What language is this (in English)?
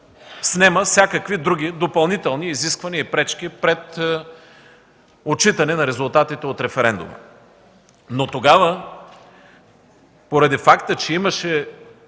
Bulgarian